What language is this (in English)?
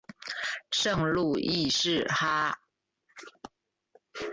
Chinese